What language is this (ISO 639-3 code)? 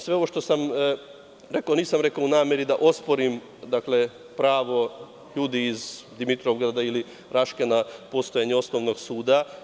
srp